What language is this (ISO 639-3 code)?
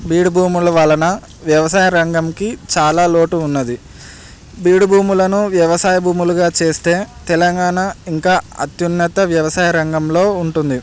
tel